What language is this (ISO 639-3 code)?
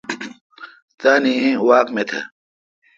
xka